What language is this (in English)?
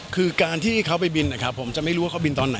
Thai